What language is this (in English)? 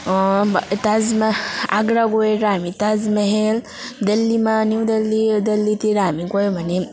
Nepali